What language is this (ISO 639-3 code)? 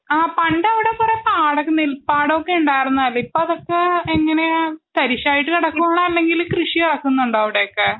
mal